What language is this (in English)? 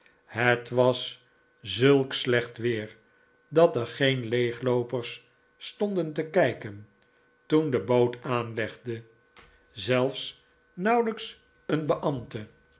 Dutch